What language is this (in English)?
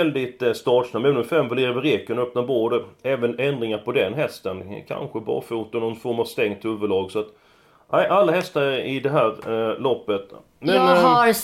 Swedish